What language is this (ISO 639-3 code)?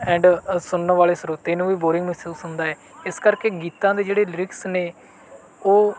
pan